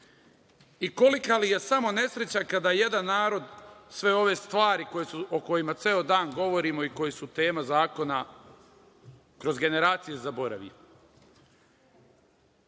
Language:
Serbian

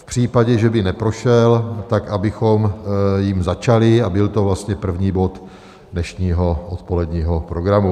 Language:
Czech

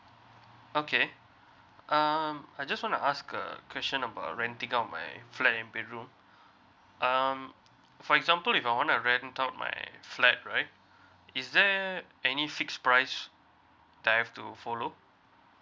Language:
English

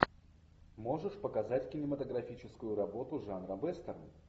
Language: Russian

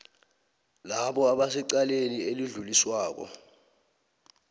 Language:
South Ndebele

